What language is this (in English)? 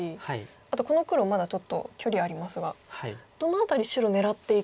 Japanese